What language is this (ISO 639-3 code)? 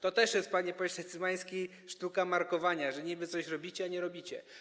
pol